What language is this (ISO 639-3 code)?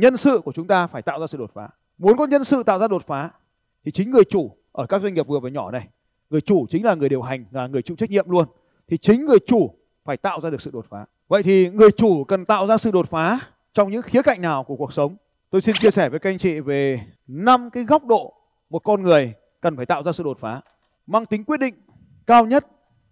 vie